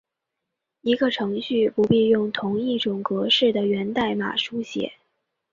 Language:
Chinese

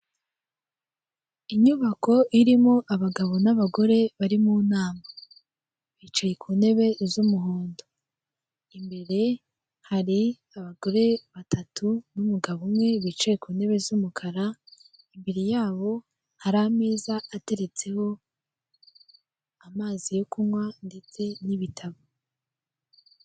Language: Kinyarwanda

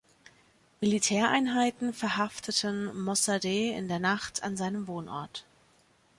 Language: German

